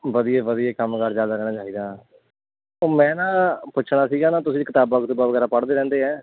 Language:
Punjabi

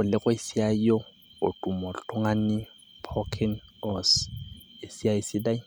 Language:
Masai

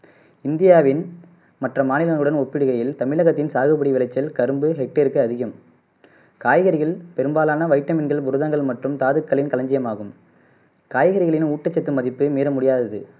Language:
Tamil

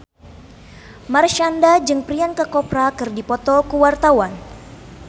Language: Sundanese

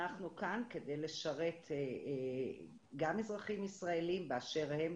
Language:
Hebrew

